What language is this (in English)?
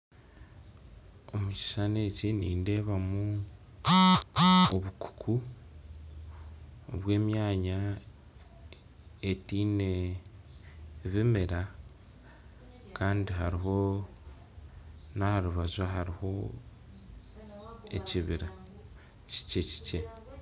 Nyankole